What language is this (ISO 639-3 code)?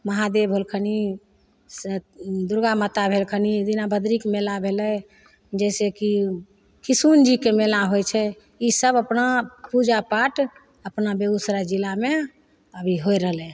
mai